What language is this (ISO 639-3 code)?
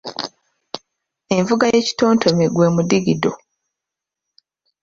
lug